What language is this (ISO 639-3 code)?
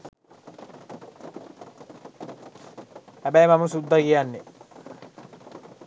sin